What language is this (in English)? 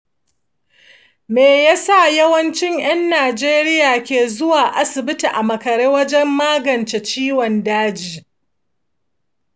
Hausa